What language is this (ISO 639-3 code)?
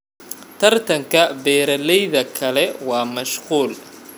som